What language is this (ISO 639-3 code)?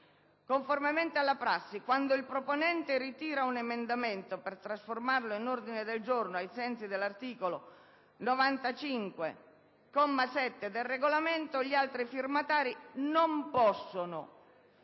ita